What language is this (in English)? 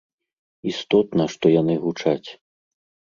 Belarusian